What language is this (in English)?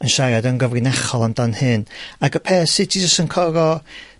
Welsh